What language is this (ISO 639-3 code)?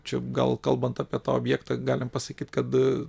lit